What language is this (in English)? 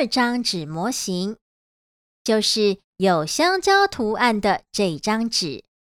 Chinese